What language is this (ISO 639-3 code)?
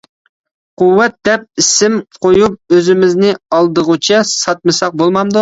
uig